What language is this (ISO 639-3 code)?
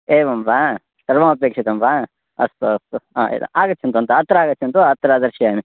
san